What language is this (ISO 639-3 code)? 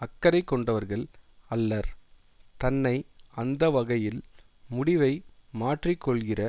tam